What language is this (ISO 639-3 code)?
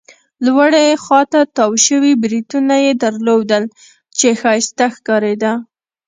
pus